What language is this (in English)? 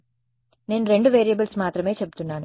Telugu